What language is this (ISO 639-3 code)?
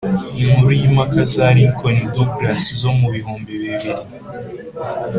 kin